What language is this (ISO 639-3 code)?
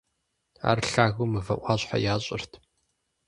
kbd